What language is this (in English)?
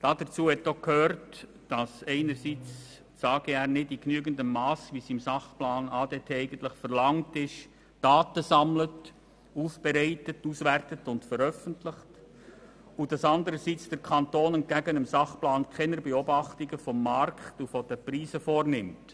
Swiss German